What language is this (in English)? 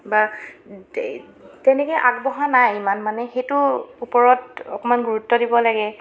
Assamese